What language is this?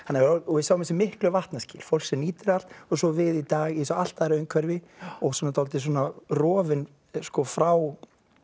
Icelandic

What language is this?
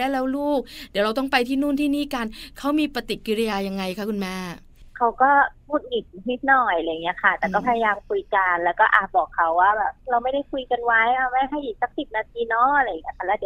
Thai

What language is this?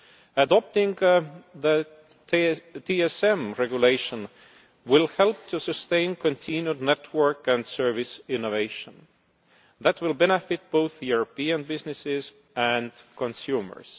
English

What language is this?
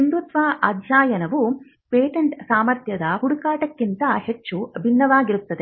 Kannada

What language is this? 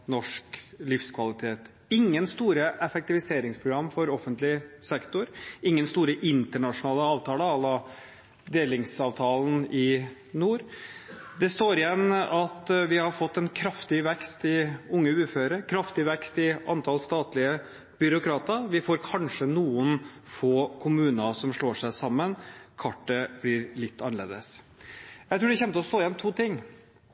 Norwegian Bokmål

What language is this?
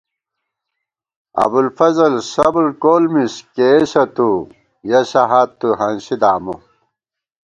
Gawar-Bati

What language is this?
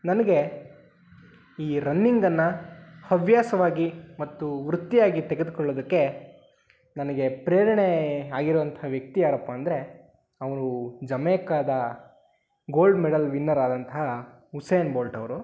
Kannada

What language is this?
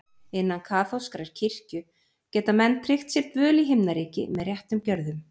Icelandic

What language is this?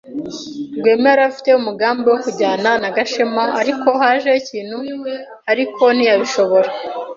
Kinyarwanda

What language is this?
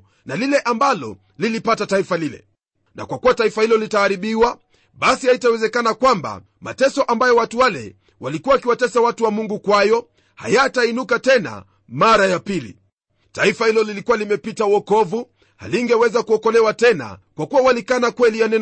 Swahili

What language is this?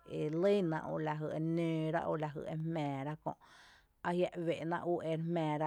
Tepinapa Chinantec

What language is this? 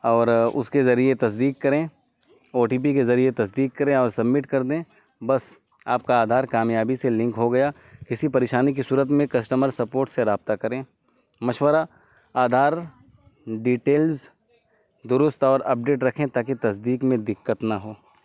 Urdu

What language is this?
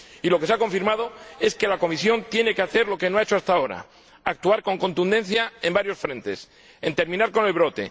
Spanish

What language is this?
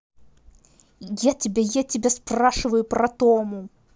Russian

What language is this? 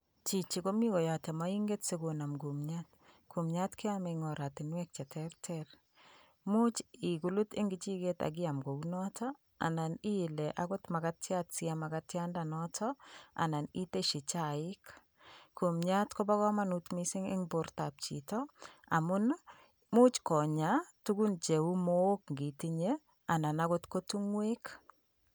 Kalenjin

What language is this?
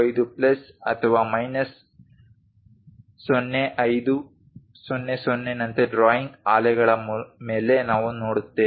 Kannada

